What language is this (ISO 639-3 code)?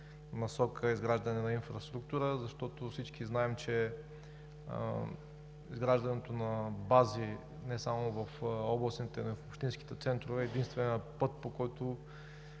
bul